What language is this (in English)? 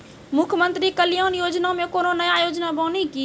Maithili